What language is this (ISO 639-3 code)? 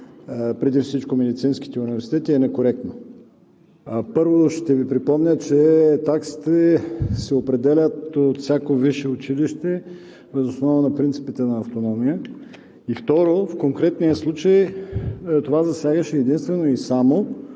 bul